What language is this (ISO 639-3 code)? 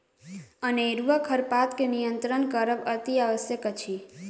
mai